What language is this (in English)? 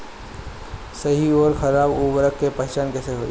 Bhojpuri